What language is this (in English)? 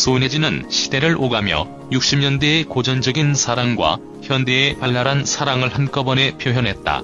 Korean